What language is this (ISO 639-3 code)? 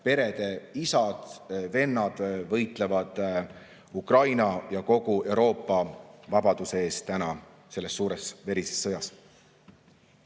est